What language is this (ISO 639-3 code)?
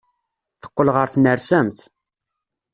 kab